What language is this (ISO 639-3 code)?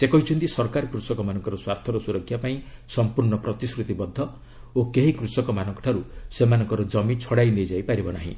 ori